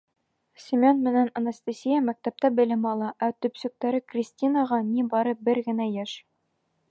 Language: Bashkir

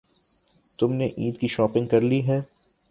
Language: Urdu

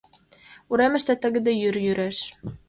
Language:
Mari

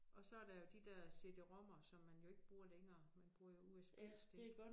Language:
Danish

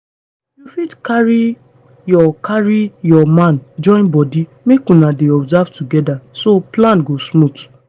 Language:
Nigerian Pidgin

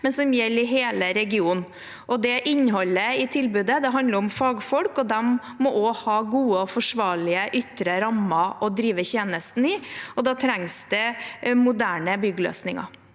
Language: Norwegian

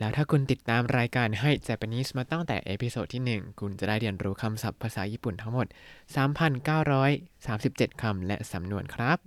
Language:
Thai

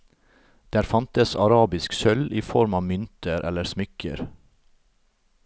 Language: Norwegian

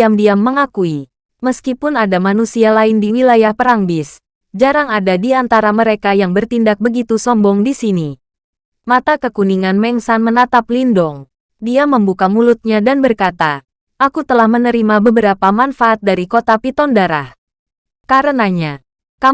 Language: Indonesian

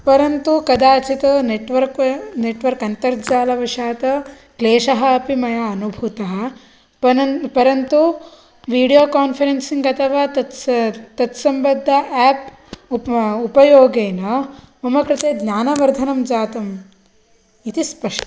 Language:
Sanskrit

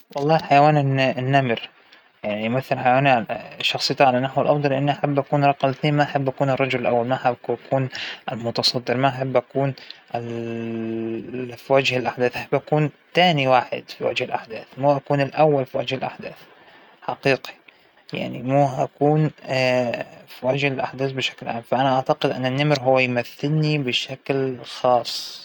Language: Hijazi Arabic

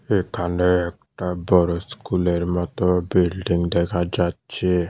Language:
Bangla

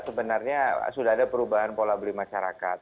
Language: Indonesian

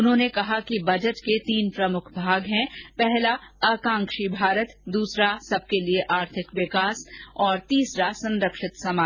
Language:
Hindi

